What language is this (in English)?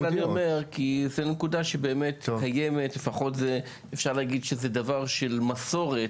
Hebrew